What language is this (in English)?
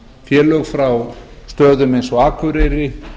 Icelandic